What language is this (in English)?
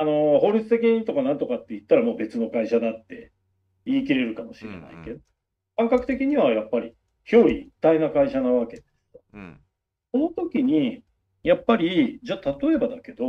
Japanese